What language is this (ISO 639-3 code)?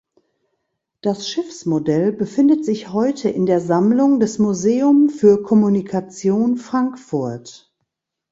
deu